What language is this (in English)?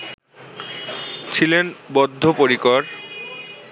Bangla